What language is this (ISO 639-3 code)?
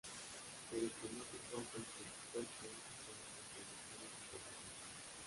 spa